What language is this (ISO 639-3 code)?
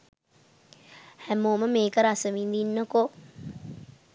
sin